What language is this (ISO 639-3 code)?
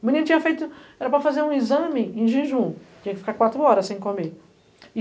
por